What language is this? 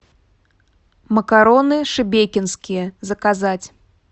Russian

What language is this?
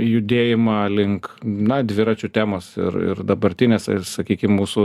Lithuanian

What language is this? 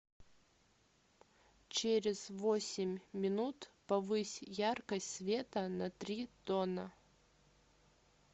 Russian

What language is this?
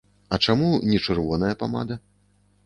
Belarusian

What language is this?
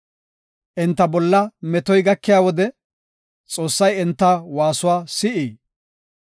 Gofa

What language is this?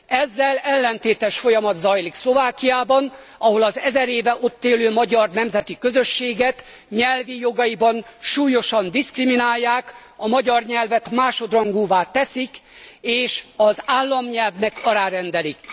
Hungarian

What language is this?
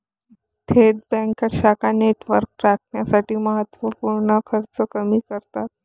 Marathi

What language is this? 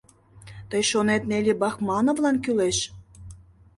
Mari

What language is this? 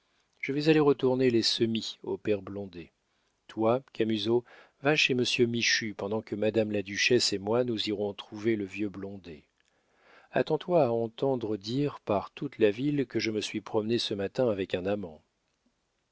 French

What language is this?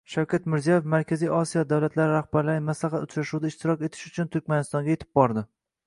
Uzbek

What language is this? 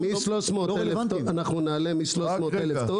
Hebrew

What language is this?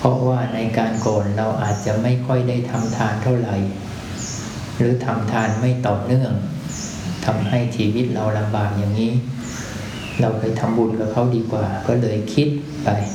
Thai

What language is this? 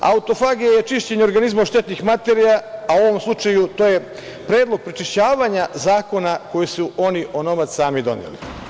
Serbian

